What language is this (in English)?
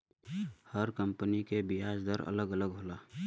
Bhojpuri